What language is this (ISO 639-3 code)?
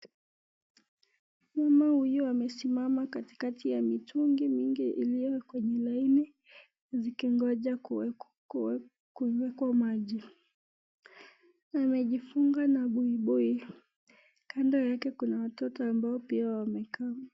swa